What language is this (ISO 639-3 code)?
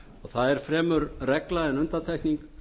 isl